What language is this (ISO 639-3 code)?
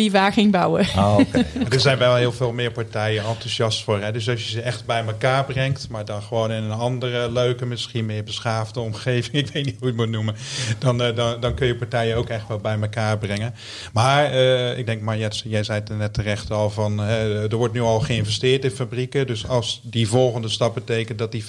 nld